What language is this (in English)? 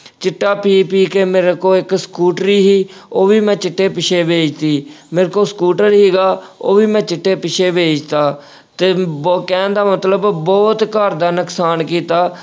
Punjabi